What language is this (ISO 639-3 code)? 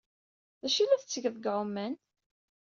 kab